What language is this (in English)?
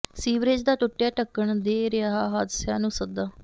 Punjabi